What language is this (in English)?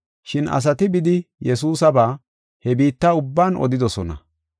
Gofa